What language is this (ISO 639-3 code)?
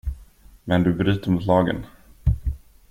swe